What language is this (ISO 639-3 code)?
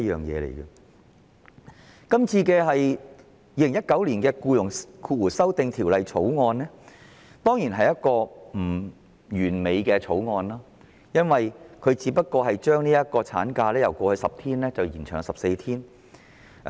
yue